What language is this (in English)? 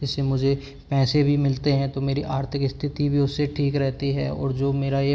Hindi